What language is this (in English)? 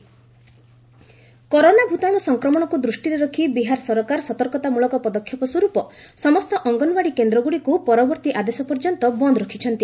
Odia